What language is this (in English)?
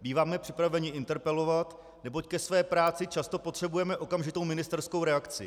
Czech